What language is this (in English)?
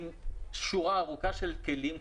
Hebrew